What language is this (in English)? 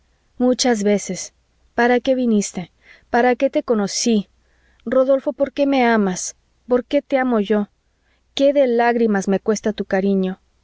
Spanish